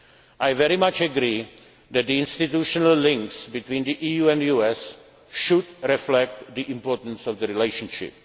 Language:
English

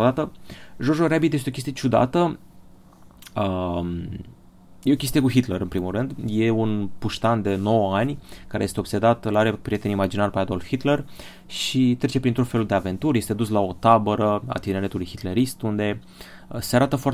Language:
Romanian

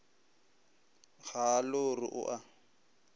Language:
Northern Sotho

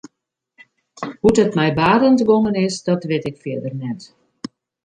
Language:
Western Frisian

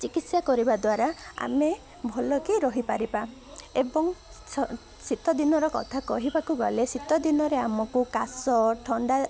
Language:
Odia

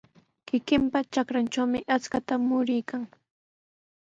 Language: Sihuas Ancash Quechua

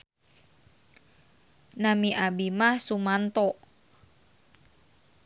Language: Sundanese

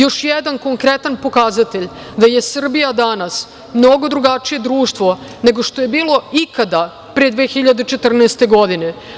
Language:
Serbian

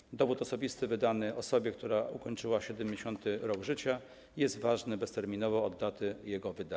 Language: Polish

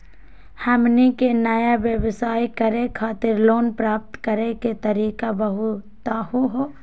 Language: Magahi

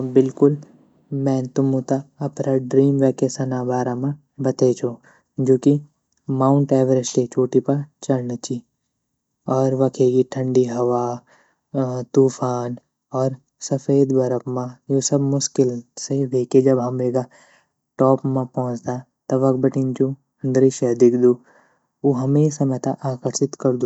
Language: Garhwali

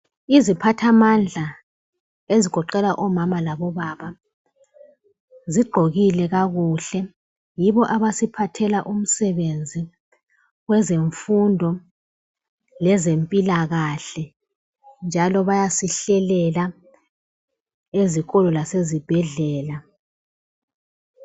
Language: North Ndebele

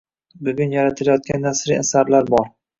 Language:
Uzbek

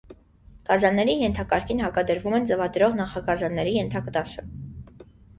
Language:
Armenian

